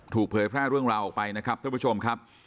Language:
Thai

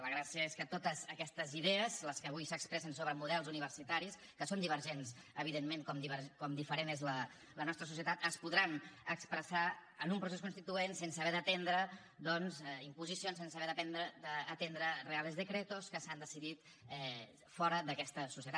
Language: Catalan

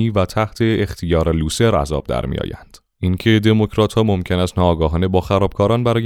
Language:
Persian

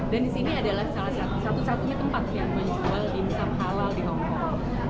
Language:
Indonesian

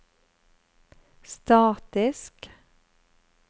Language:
Norwegian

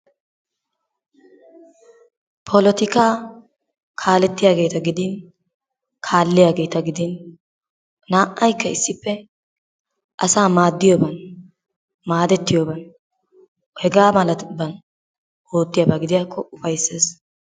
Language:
Wolaytta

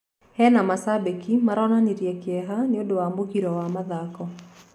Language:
Kikuyu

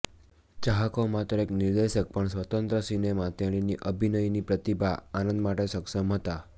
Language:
Gujarati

